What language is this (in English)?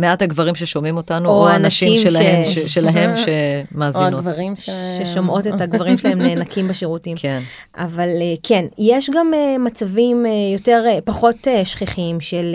Hebrew